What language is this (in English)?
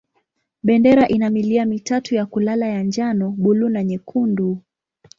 Swahili